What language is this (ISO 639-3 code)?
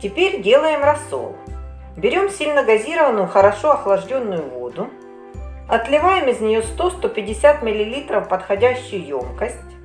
rus